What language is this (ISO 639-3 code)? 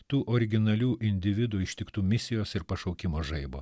lit